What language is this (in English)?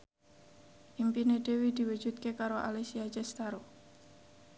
Javanese